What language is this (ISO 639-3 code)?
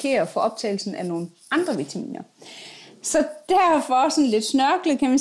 dan